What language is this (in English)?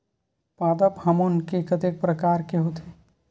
Chhattisgarhi